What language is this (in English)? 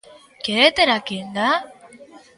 Galician